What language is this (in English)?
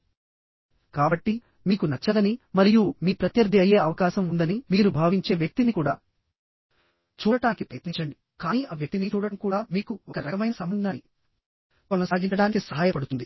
Telugu